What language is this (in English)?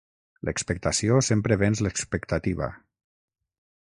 Catalan